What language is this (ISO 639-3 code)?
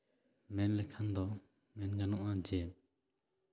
sat